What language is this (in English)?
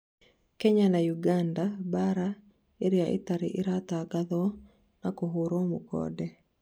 Kikuyu